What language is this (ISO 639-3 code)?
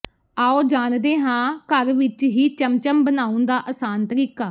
pan